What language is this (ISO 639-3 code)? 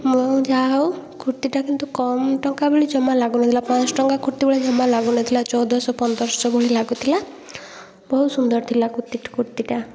ori